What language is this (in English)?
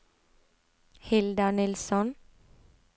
Norwegian